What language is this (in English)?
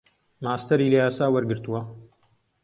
Central Kurdish